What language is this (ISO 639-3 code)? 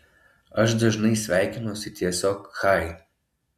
lit